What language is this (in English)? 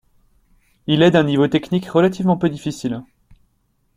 French